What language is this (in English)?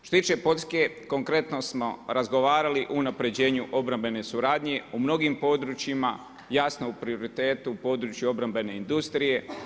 Croatian